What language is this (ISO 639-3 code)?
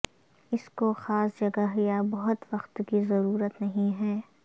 urd